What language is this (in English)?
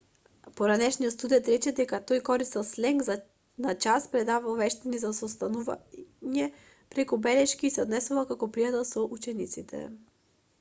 Macedonian